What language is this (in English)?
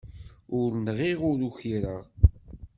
Kabyle